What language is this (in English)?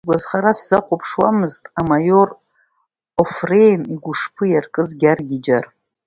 Abkhazian